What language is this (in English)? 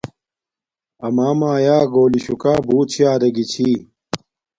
Domaaki